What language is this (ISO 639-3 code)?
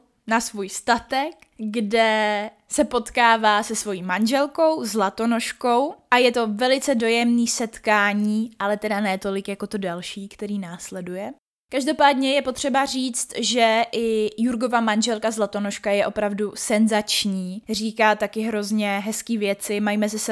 ces